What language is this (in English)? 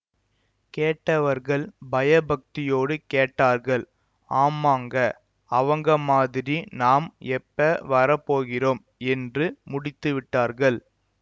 Tamil